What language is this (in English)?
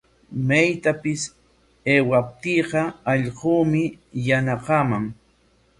Corongo Ancash Quechua